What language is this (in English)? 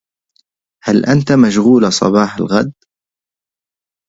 Arabic